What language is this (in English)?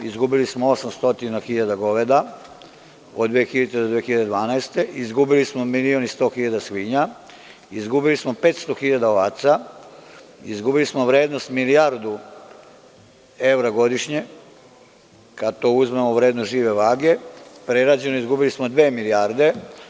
Serbian